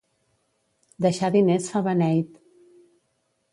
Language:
Catalan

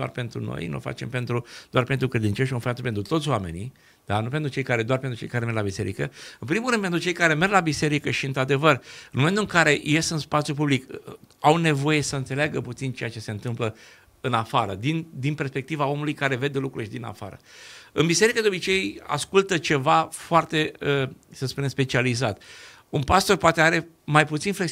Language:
Romanian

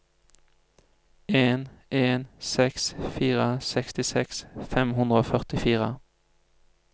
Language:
Norwegian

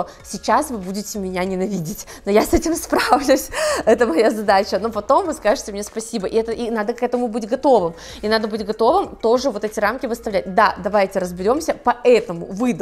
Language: Russian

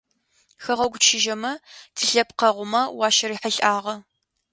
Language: Adyghe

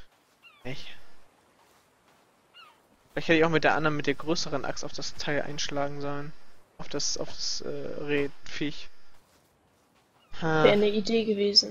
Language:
German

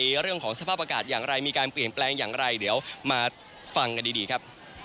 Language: Thai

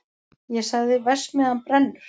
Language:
Icelandic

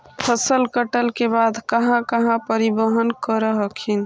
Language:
Magahi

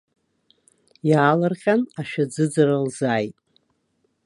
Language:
Abkhazian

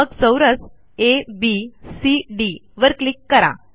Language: Marathi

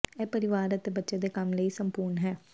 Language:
Punjabi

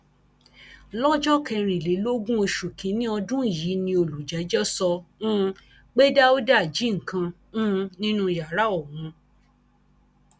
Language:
Yoruba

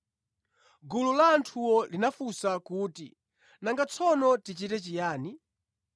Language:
Nyanja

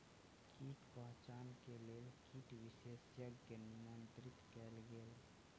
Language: Maithili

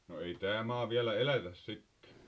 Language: Finnish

